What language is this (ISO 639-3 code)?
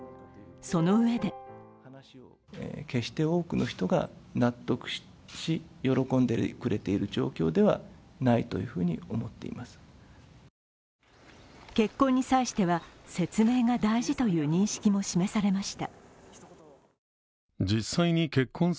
jpn